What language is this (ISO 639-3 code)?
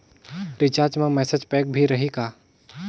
hne